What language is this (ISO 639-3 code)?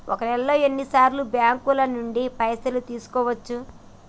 tel